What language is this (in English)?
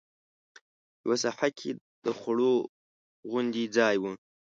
Pashto